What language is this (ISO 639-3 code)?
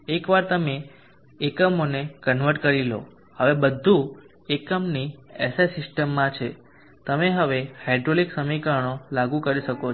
guj